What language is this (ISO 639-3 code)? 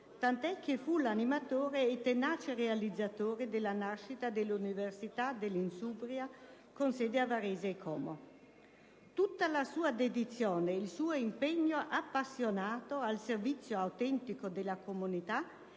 ita